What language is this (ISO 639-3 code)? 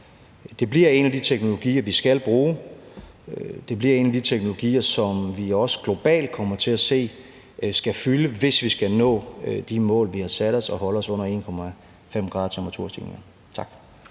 dan